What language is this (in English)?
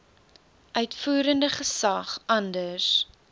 Afrikaans